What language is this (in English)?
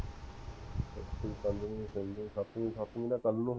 Punjabi